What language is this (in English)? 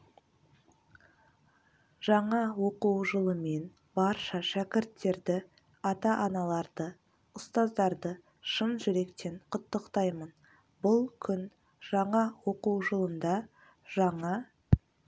Kazakh